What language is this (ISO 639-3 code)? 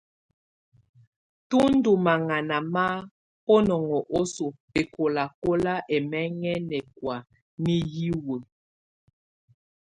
tvu